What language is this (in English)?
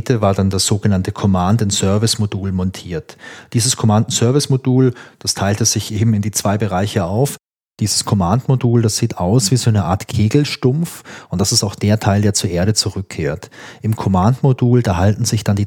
German